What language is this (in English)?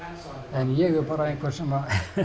Icelandic